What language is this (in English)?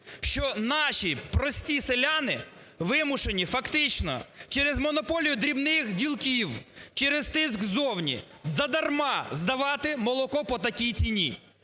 Ukrainian